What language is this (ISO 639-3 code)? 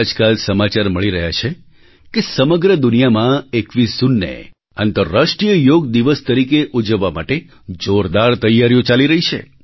guj